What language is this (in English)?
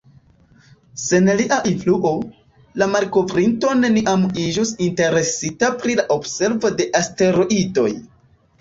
Esperanto